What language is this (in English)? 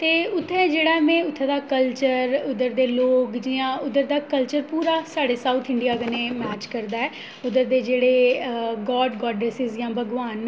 Dogri